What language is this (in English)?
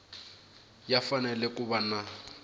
Tsonga